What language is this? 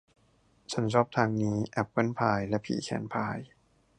Thai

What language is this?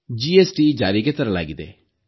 Kannada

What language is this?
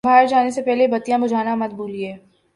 Urdu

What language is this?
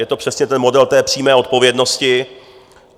Czech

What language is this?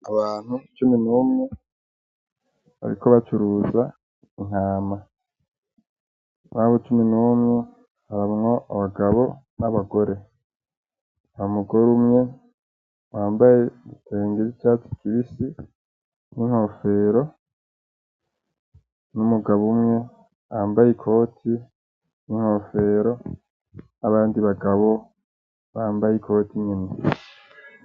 Rundi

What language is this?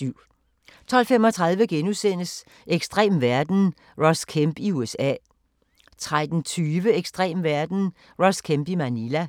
Danish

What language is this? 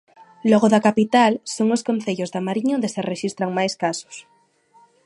Galician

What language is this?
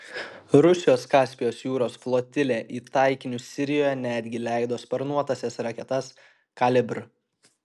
Lithuanian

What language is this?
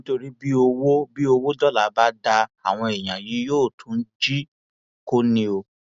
Yoruba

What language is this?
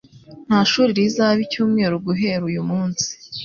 Kinyarwanda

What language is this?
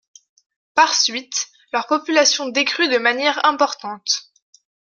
French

